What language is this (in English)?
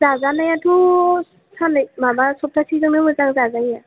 Bodo